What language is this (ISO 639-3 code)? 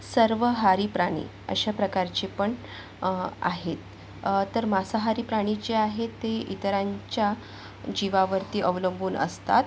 mar